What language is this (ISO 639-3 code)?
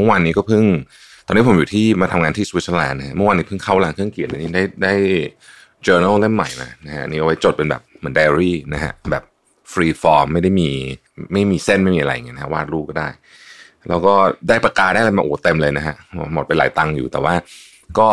tha